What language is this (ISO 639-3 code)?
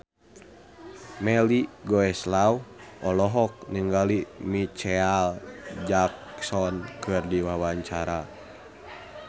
sun